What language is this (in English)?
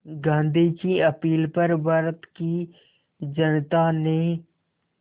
Hindi